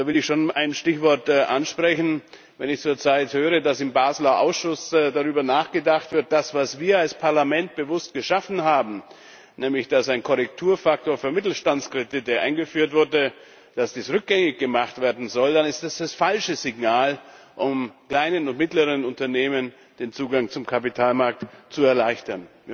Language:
German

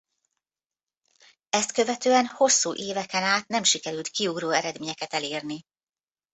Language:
Hungarian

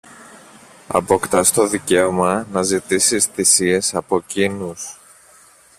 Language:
Greek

